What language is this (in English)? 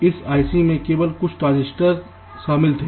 Hindi